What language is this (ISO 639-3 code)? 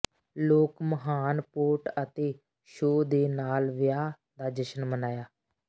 pan